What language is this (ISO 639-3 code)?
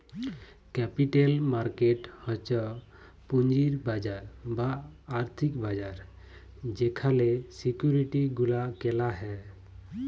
ben